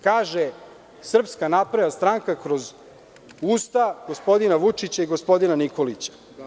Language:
Serbian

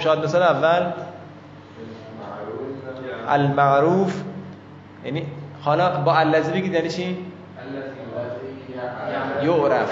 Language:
Persian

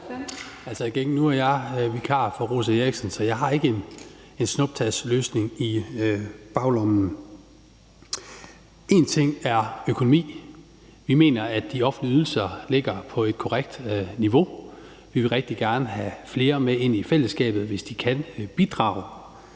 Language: Danish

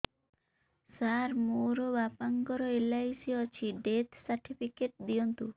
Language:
Odia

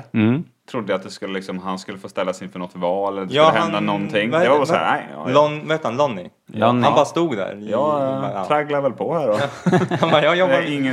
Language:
Swedish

